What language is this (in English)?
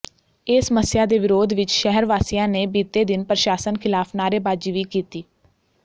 Punjabi